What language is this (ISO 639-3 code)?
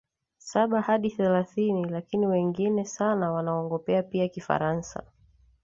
swa